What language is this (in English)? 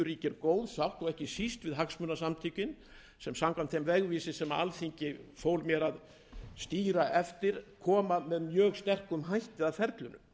Icelandic